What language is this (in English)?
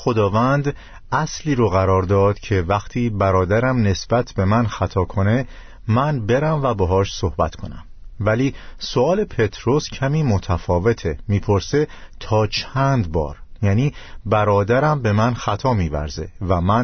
Persian